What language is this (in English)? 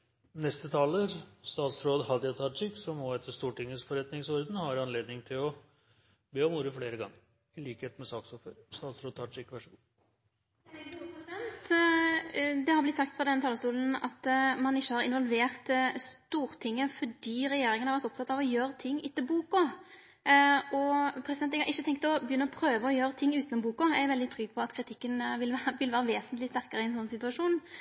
Norwegian